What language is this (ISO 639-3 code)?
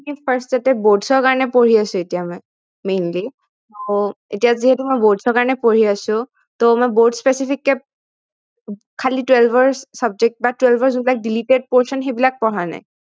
asm